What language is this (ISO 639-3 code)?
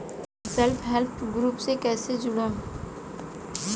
bho